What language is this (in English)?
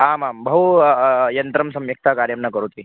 Sanskrit